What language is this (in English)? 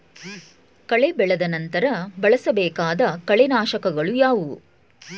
Kannada